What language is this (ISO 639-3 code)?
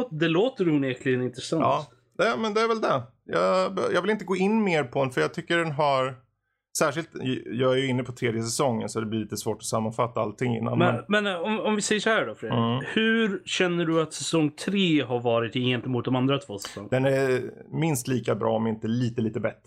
swe